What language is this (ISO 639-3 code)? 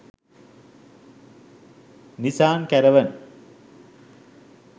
sin